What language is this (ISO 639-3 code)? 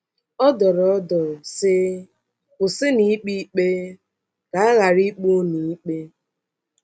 ibo